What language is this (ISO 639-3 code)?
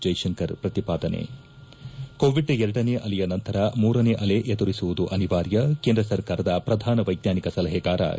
kan